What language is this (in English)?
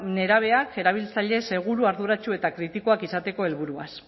Basque